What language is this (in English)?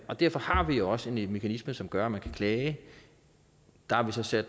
Danish